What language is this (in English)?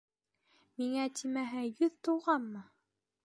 Bashkir